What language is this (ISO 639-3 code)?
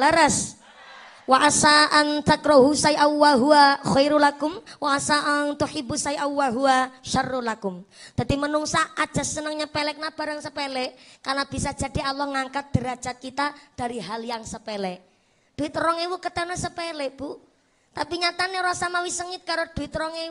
ind